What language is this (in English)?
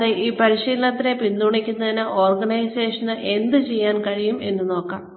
Malayalam